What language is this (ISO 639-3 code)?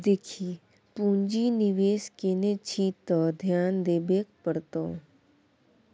mai